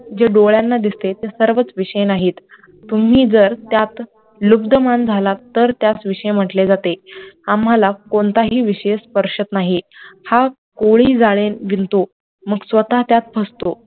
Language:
Marathi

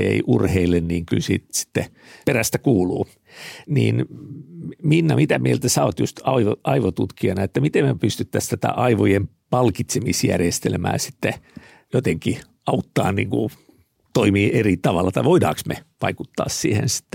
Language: Finnish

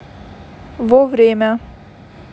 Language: Russian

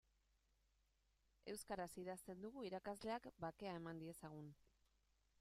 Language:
Basque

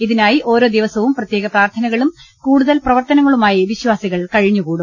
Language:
Malayalam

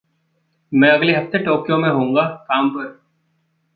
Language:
Hindi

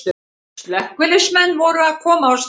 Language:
Icelandic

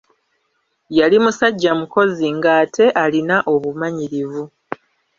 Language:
Ganda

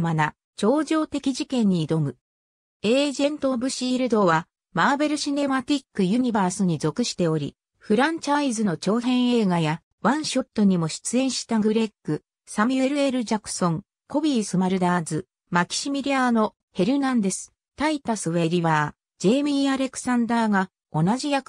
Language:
Japanese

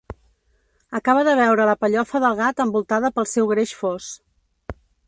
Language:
Catalan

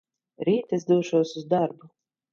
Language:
Latvian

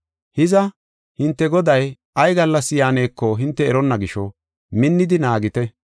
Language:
Gofa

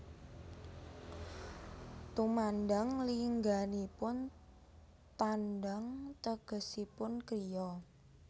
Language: Javanese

